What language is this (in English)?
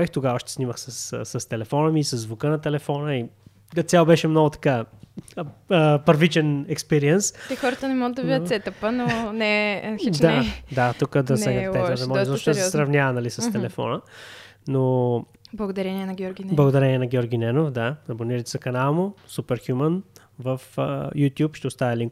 Bulgarian